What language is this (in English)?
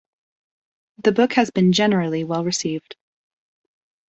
English